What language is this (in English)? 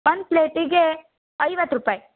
Kannada